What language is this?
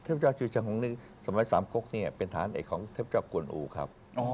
Thai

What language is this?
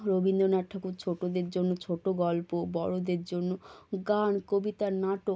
Bangla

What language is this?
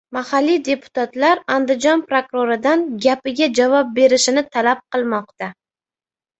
Uzbek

